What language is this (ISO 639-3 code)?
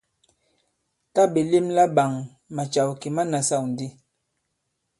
abb